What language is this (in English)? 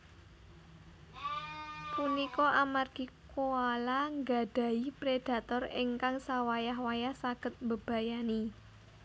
Javanese